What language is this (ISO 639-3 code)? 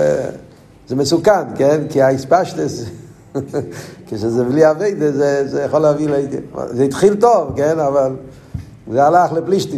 heb